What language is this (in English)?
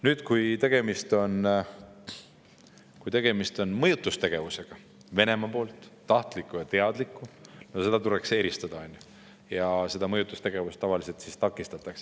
Estonian